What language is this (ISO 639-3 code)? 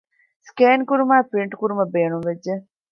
div